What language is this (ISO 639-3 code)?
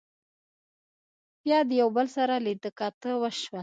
pus